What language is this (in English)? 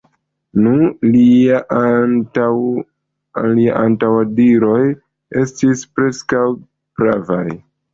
Esperanto